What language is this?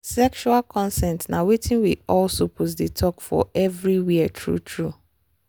Nigerian Pidgin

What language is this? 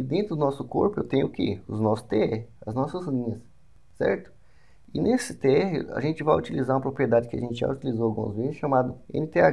Portuguese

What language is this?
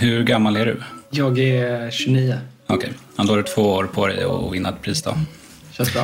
Swedish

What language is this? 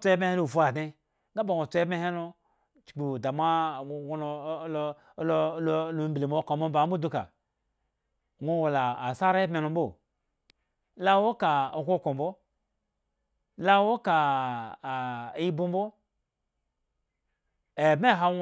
Eggon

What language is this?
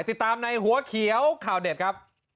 Thai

